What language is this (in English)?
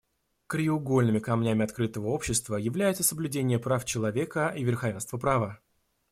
Russian